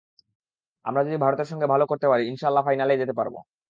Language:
Bangla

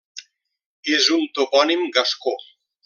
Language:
Catalan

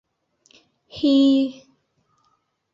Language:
Bashkir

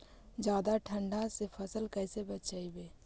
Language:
Magahi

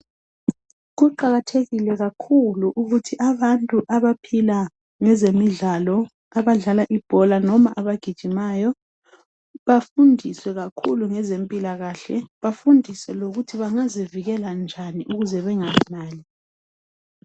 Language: North Ndebele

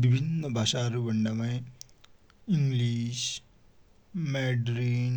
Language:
Dotyali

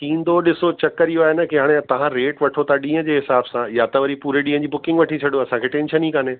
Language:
Sindhi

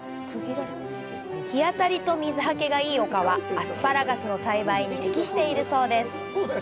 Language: Japanese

